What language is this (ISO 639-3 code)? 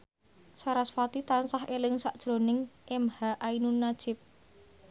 jav